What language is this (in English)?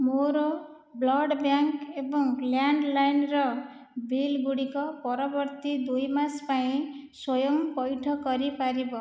Odia